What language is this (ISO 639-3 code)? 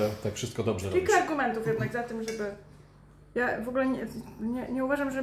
pol